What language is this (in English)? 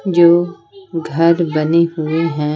Hindi